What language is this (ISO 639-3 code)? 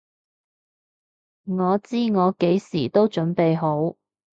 yue